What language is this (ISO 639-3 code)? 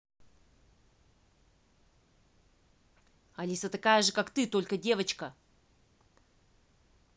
rus